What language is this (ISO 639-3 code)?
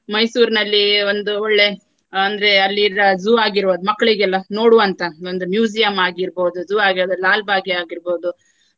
kan